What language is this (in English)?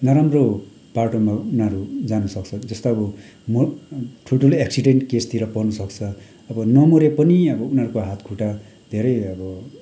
Nepali